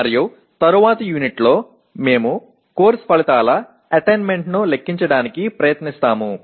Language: Telugu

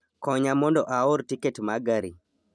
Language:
Luo (Kenya and Tanzania)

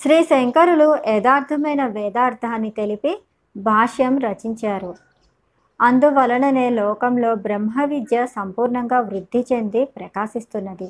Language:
Telugu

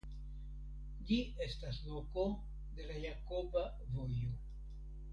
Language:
Esperanto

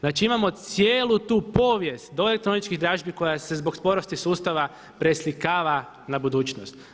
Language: Croatian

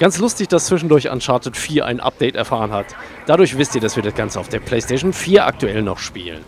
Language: German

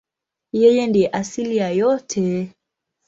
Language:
Swahili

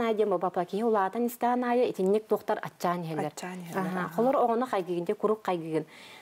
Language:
Arabic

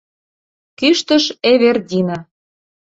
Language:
Mari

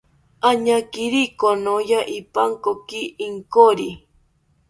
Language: South Ucayali Ashéninka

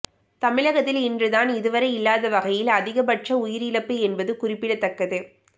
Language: Tamil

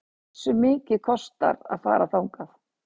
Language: Icelandic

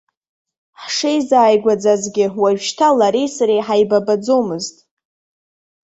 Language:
Abkhazian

